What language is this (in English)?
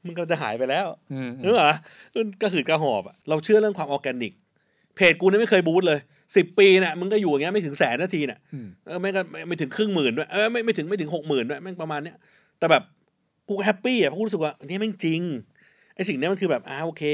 Thai